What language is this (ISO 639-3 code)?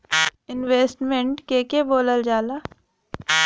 bho